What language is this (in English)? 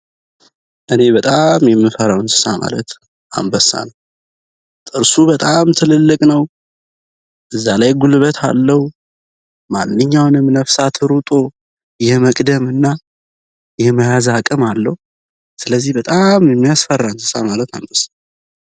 Amharic